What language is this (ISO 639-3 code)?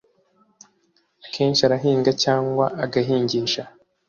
kin